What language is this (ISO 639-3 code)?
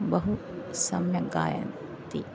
san